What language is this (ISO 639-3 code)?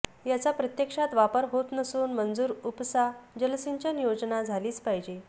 mar